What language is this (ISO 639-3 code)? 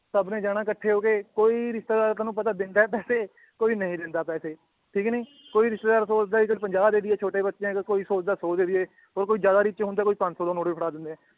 pan